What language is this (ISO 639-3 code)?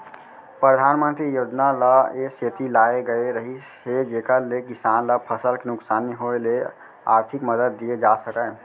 hne